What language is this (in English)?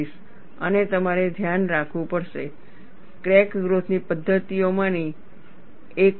Gujarati